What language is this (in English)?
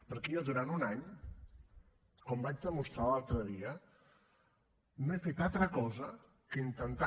Catalan